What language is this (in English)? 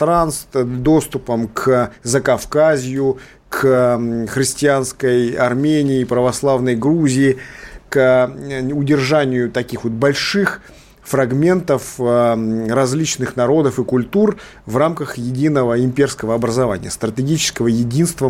Russian